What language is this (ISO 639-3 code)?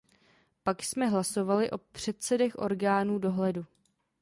ces